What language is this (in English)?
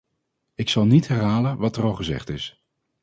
Dutch